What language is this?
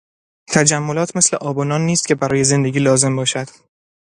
Persian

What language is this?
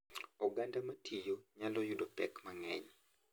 Luo (Kenya and Tanzania)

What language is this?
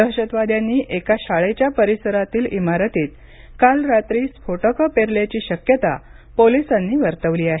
Marathi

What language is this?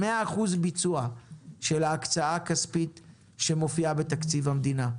Hebrew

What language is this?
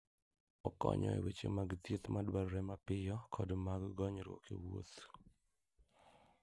Luo (Kenya and Tanzania)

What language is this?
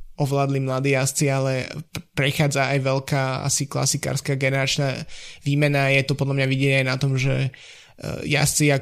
Slovak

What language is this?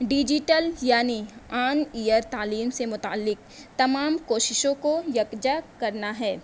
Urdu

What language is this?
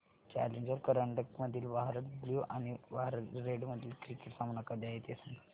Marathi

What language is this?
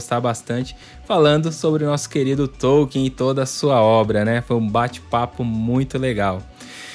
Portuguese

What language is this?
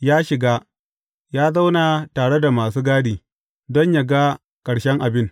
Hausa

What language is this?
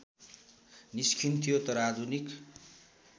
Nepali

